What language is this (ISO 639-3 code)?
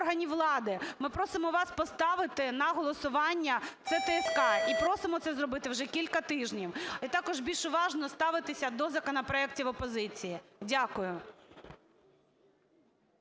ukr